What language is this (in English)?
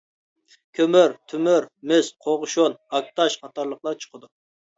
Uyghur